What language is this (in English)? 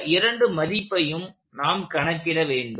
Tamil